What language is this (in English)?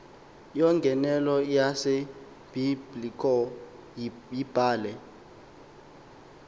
Xhosa